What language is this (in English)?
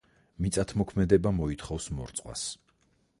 Georgian